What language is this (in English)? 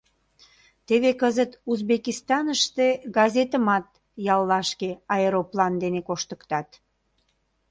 Mari